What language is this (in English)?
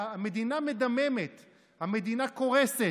Hebrew